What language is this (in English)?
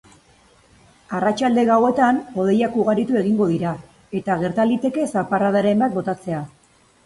Basque